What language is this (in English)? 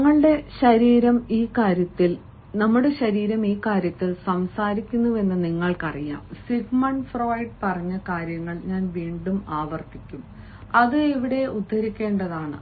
Malayalam